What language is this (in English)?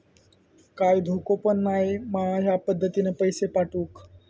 Marathi